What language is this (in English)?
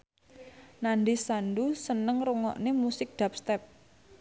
Javanese